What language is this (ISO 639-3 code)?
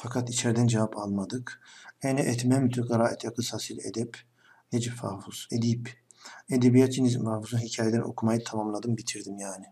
tur